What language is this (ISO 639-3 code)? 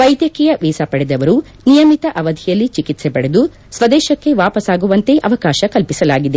kan